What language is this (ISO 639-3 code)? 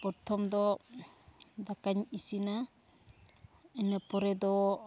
sat